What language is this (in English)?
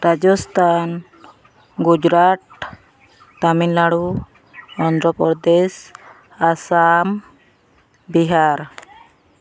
Santali